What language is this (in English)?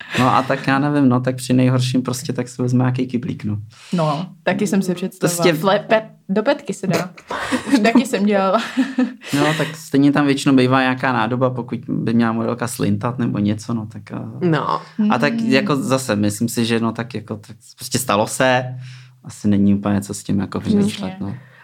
Czech